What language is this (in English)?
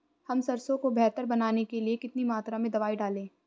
Hindi